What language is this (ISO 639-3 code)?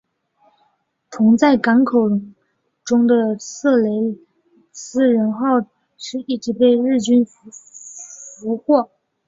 zho